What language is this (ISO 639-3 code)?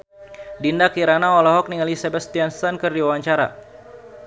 sun